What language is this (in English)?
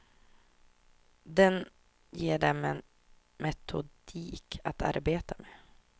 Swedish